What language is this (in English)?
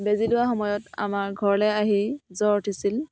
Assamese